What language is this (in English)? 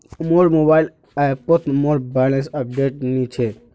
Magahi